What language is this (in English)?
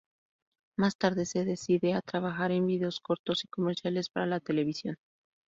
Spanish